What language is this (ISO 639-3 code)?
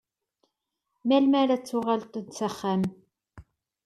kab